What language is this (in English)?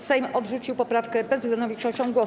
Polish